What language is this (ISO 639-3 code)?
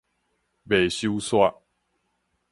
nan